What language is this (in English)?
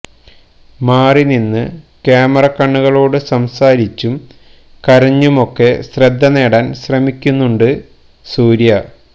Malayalam